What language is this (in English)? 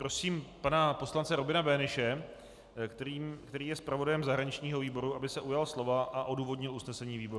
Czech